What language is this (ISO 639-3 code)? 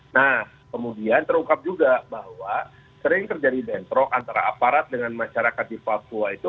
ind